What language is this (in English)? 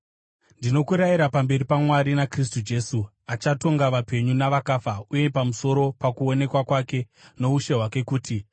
Shona